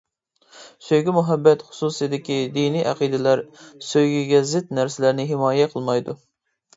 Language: Uyghur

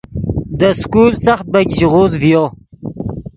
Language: Yidgha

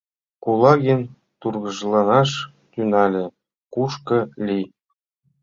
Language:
Mari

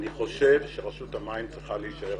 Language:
Hebrew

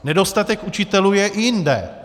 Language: Czech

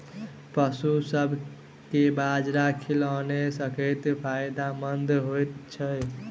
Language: Maithili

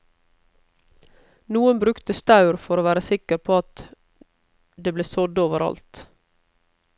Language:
Norwegian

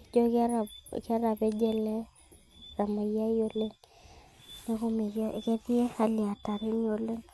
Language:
Masai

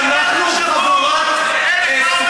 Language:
Hebrew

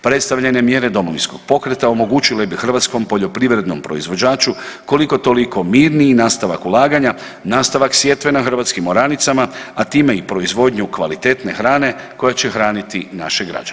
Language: Croatian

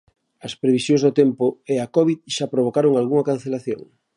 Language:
Galician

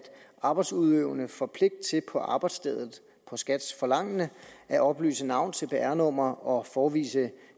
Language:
Danish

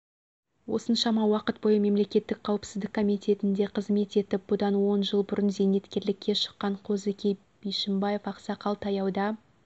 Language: Kazakh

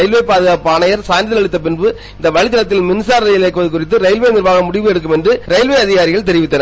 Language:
Tamil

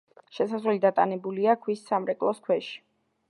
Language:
Georgian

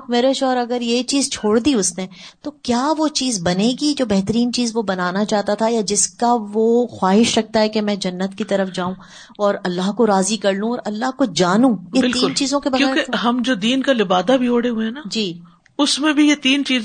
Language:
Urdu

